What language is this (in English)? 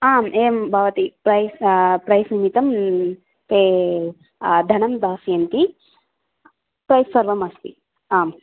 Sanskrit